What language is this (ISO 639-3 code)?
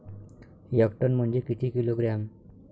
mar